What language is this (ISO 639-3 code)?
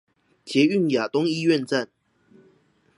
zho